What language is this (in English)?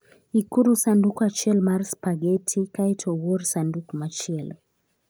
Luo (Kenya and Tanzania)